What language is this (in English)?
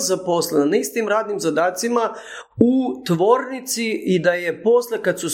Croatian